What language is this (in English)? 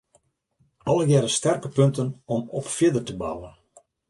Western Frisian